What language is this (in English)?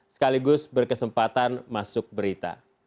Indonesian